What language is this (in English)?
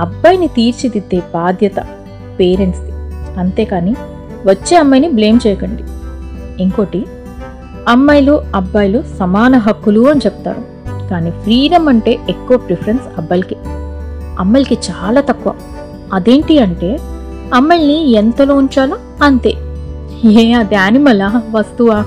Telugu